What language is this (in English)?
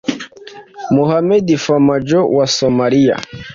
Kinyarwanda